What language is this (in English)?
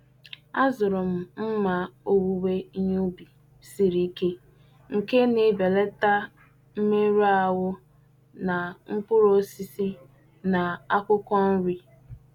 Igbo